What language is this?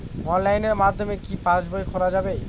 Bangla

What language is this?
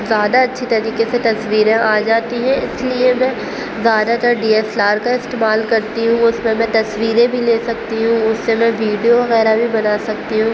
Urdu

